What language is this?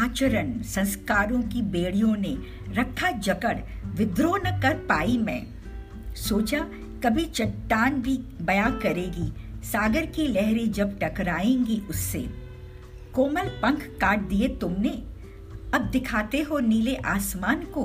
Hindi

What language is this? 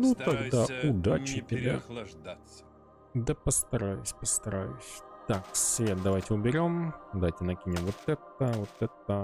Russian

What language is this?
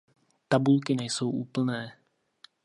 Czech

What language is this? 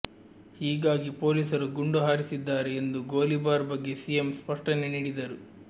Kannada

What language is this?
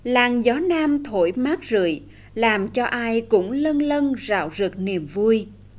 Vietnamese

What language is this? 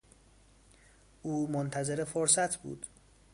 Persian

